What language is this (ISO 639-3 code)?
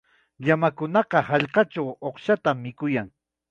qxa